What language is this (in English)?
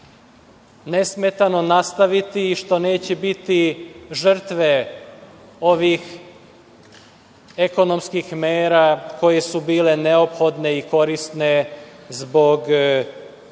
Serbian